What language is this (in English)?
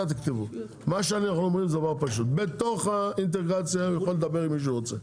Hebrew